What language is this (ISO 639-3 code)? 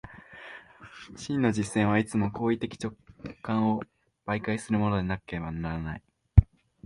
jpn